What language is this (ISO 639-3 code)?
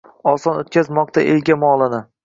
uzb